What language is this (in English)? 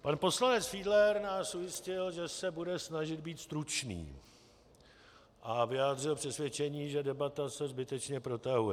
Czech